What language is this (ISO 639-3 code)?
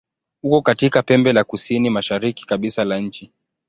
swa